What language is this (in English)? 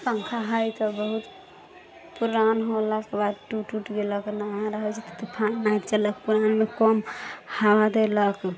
Maithili